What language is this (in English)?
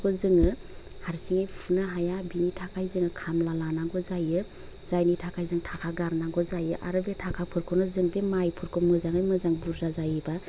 Bodo